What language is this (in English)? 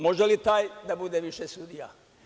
Serbian